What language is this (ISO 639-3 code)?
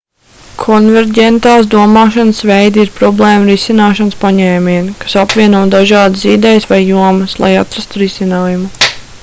lav